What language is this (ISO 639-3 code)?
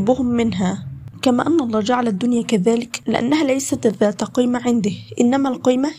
ara